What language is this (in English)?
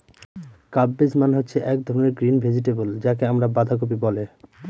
Bangla